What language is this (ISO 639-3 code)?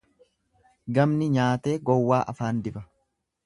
orm